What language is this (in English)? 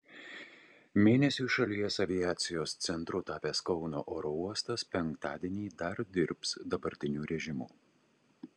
Lithuanian